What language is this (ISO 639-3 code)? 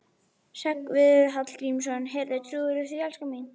isl